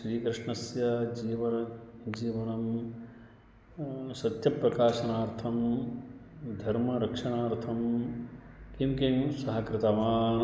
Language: Sanskrit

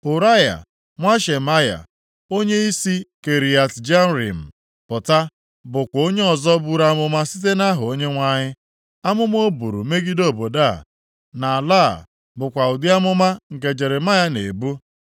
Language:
Igbo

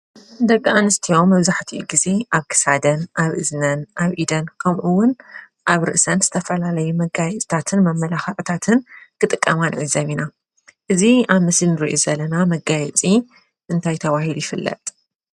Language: Tigrinya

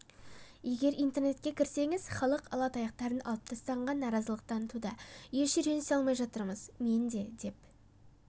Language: Kazakh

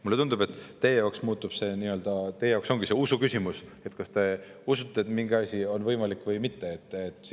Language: Estonian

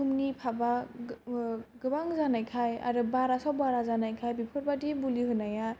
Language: Bodo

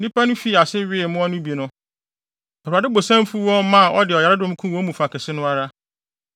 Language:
Akan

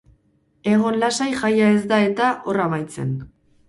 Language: Basque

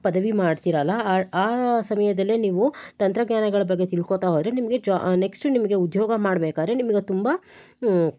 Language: Kannada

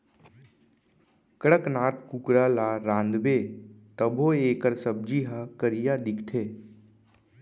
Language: Chhattisgarhi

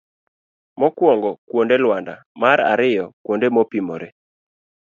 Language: Luo (Kenya and Tanzania)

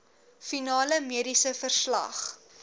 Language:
Afrikaans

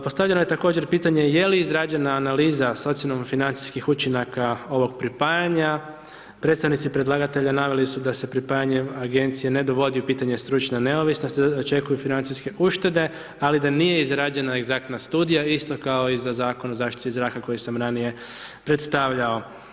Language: Croatian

